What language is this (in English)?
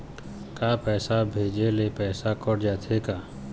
Chhattisgarhi